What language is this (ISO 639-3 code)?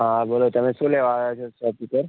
guj